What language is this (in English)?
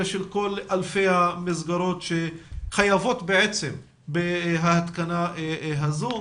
Hebrew